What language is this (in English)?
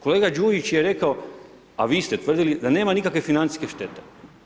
Croatian